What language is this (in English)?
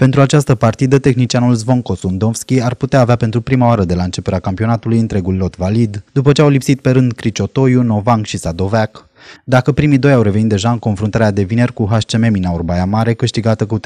Romanian